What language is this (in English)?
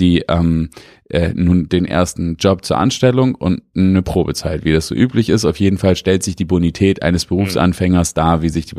German